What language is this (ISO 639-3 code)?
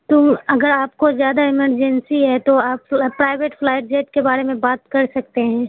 urd